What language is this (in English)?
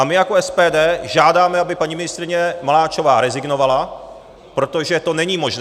Czech